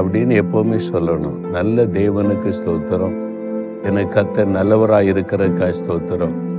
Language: Tamil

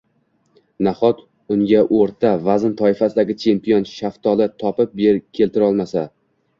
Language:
Uzbek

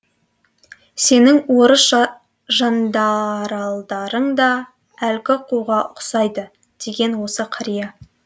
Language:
Kazakh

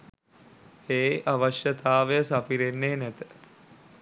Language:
Sinhala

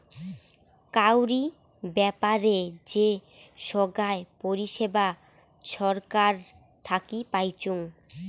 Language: Bangla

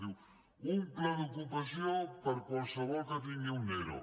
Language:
Catalan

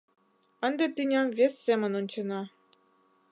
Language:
Mari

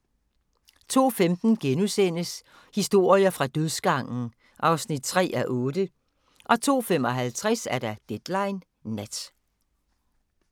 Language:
Danish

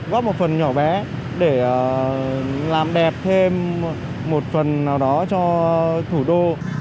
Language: Vietnamese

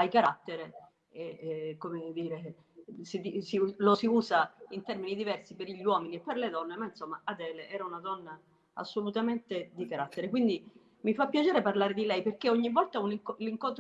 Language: Italian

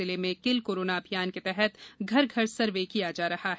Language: Hindi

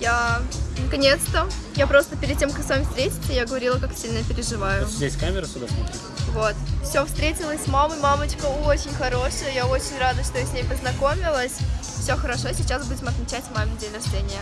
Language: Russian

